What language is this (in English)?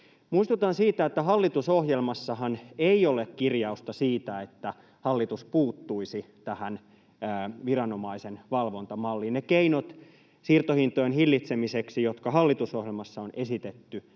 Finnish